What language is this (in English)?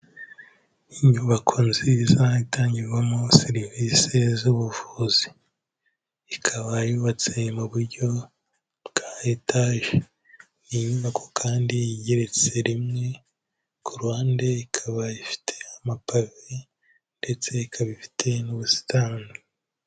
Kinyarwanda